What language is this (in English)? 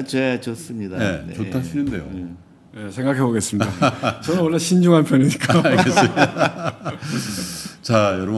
Korean